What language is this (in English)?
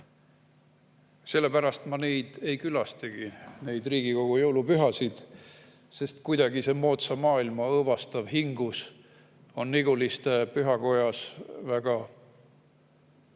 Estonian